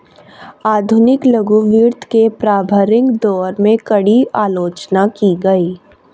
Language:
Hindi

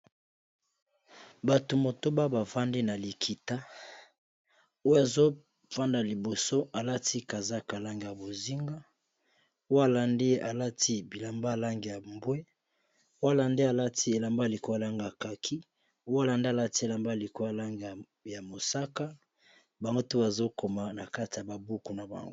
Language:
Lingala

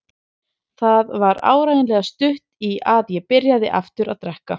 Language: Icelandic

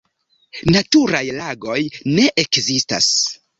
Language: Esperanto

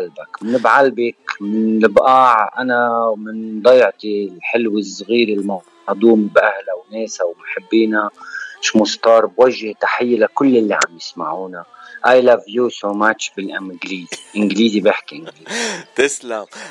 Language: Arabic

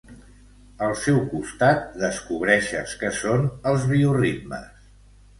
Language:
Catalan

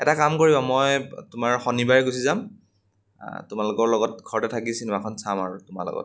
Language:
Assamese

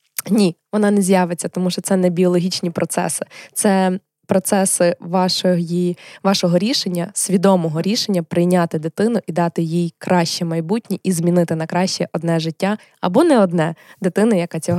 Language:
Ukrainian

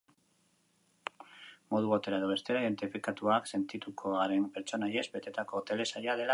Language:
Basque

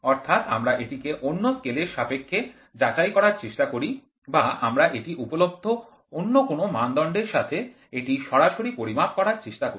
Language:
Bangla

